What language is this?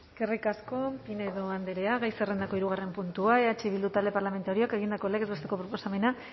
Basque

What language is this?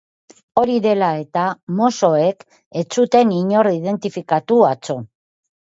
Basque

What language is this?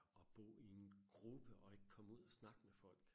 Danish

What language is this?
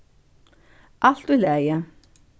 Faroese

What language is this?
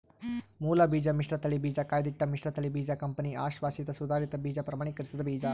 Kannada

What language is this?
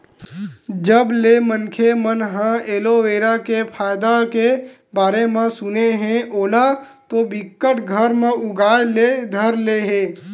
Chhattisgarhi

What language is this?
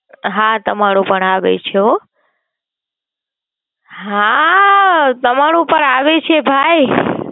Gujarati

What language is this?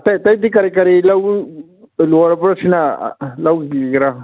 Manipuri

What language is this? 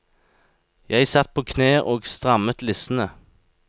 Norwegian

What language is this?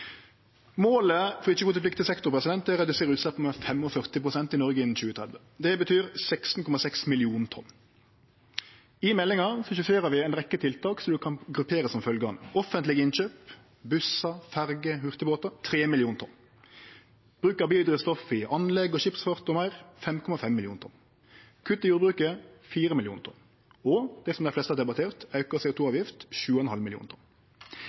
Norwegian Nynorsk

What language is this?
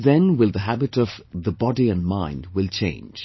English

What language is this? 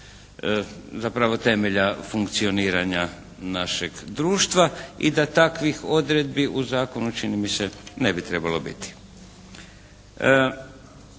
Croatian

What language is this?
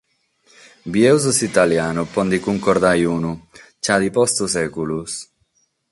Sardinian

